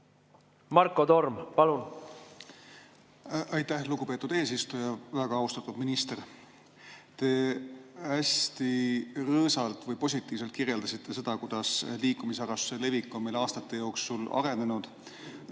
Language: Estonian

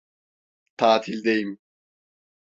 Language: Turkish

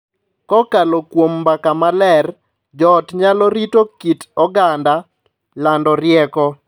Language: Luo (Kenya and Tanzania)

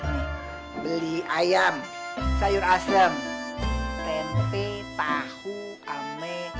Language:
Indonesian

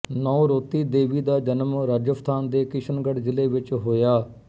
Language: Punjabi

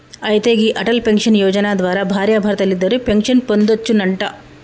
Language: Telugu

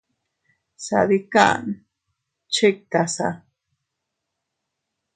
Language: Teutila Cuicatec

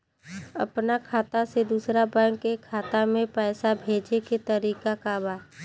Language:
Bhojpuri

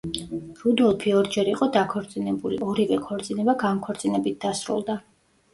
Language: Georgian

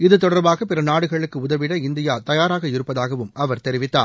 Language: Tamil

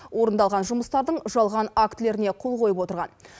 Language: Kazakh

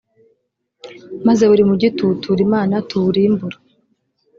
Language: Kinyarwanda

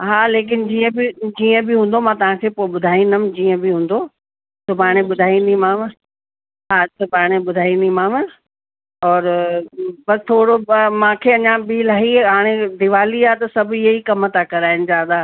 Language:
Sindhi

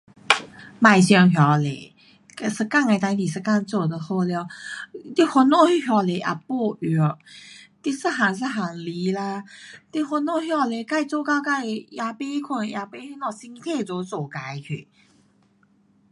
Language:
Pu-Xian Chinese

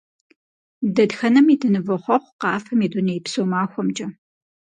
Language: Kabardian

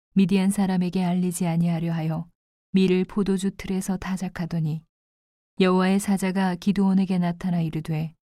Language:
Korean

